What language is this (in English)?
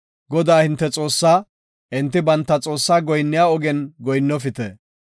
Gofa